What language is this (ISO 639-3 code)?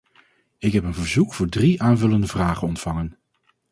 nld